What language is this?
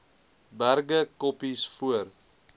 Afrikaans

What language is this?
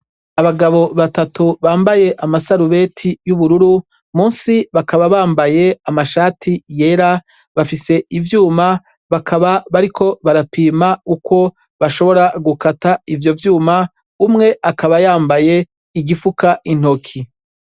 Rundi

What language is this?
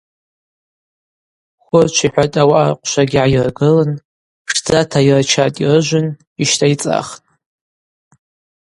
Abaza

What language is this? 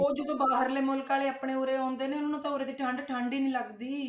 Punjabi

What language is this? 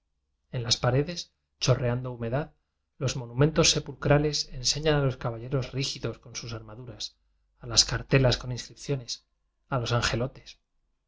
Spanish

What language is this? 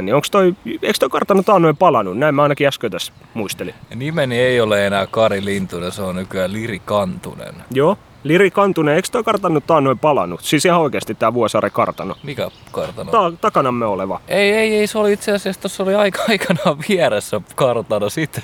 Finnish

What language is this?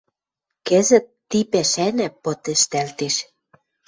Western Mari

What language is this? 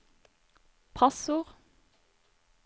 Norwegian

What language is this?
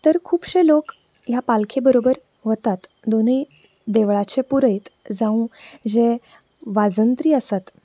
Konkani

